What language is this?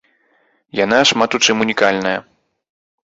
Belarusian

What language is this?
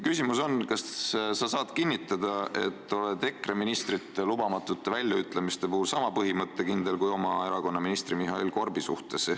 Estonian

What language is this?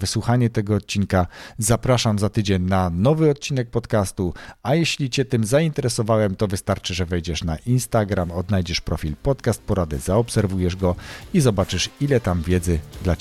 Polish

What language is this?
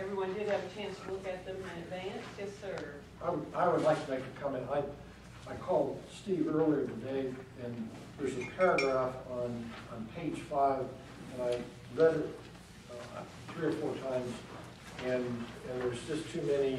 English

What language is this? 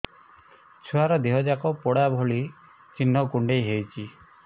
Odia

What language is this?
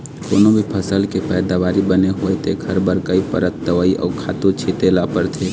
Chhattisgarhi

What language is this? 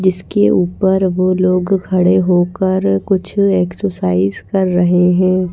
Hindi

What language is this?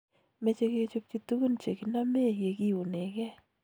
Kalenjin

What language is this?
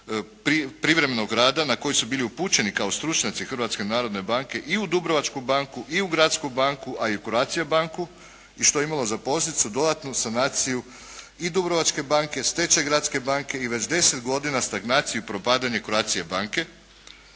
Croatian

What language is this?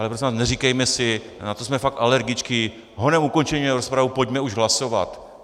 Czech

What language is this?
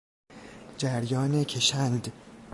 Persian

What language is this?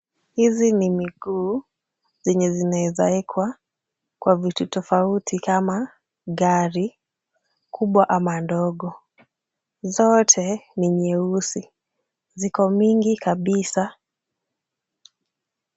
Swahili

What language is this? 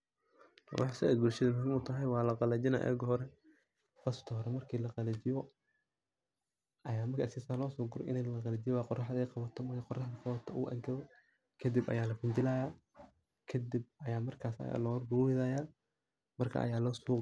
Somali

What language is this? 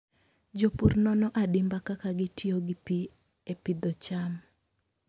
Luo (Kenya and Tanzania)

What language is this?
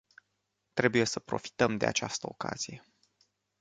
Romanian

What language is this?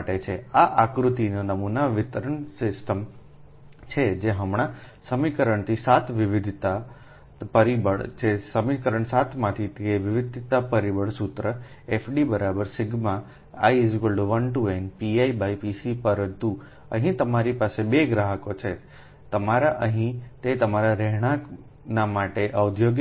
Gujarati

